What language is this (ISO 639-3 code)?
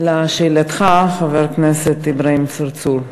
heb